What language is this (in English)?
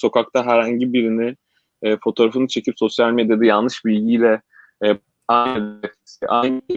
Turkish